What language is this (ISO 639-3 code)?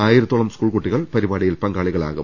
mal